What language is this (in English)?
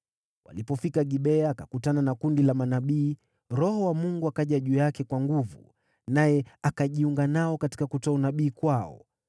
Swahili